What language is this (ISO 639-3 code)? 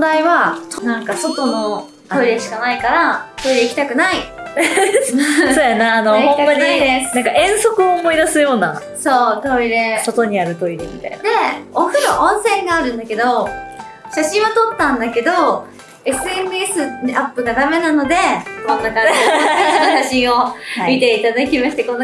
jpn